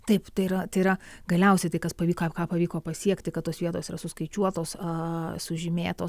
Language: Lithuanian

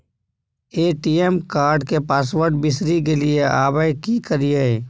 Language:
Maithili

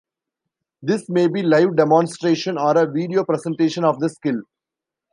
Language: English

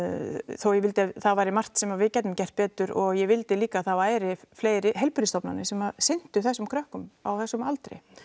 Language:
Icelandic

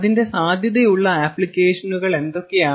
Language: Malayalam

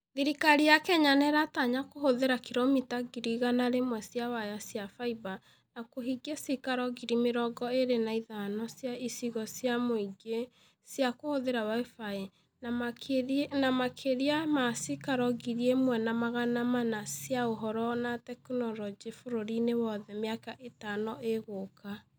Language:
Kikuyu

